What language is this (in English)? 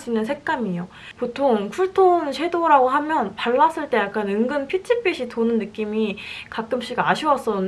Korean